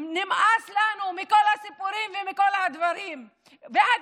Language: Hebrew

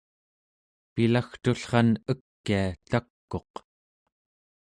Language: Central Yupik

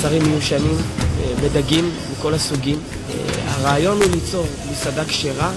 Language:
Hebrew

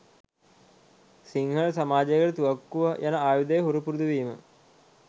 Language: Sinhala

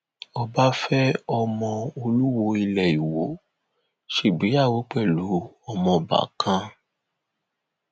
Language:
Yoruba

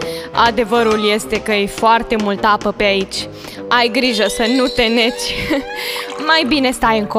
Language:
Romanian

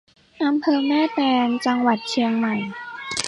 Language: Thai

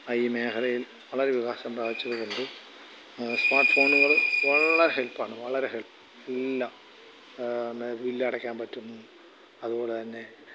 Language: Malayalam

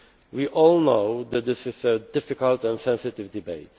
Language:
English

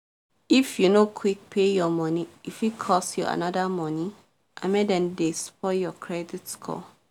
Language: Nigerian Pidgin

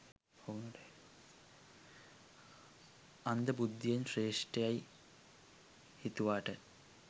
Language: Sinhala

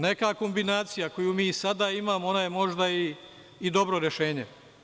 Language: Serbian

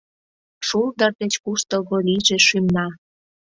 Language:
Mari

